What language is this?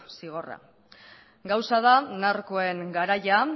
Basque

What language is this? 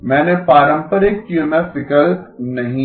Hindi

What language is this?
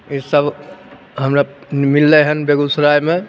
Maithili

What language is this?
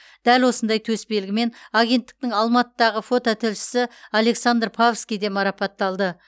Kazakh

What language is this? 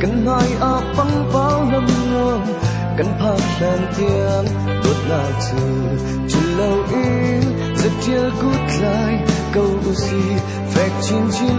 Thai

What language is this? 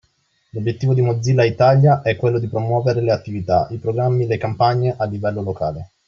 Italian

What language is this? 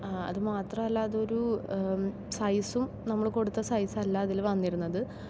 Malayalam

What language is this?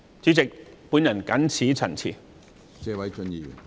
Cantonese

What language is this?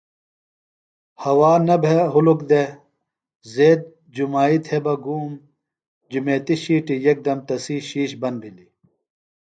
Phalura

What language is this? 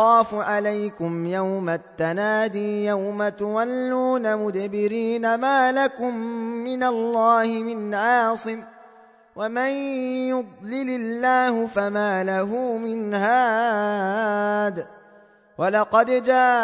Arabic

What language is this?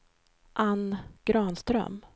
Swedish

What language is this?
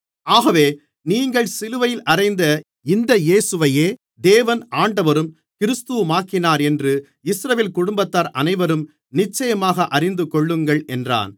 Tamil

